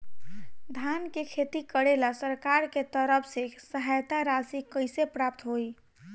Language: Bhojpuri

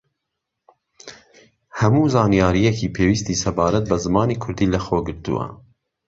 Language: Central Kurdish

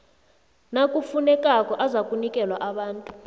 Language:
South Ndebele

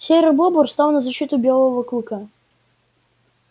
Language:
Russian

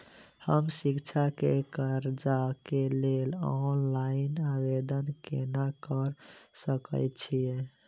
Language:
Maithili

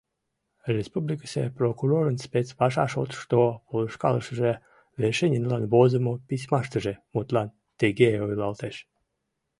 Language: Mari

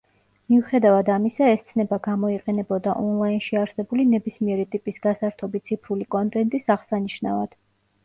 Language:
Georgian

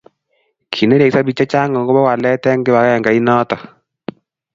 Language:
Kalenjin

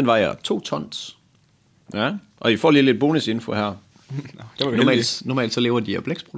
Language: Danish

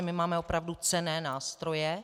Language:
Czech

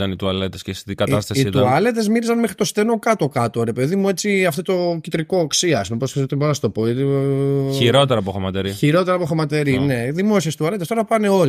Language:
Greek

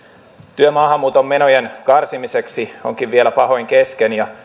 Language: Finnish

